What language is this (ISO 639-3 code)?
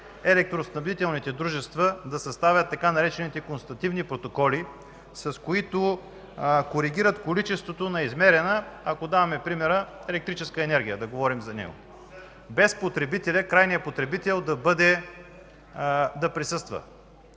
bul